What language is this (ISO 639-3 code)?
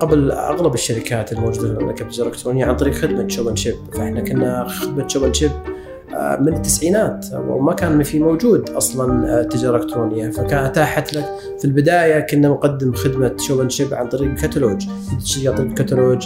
ara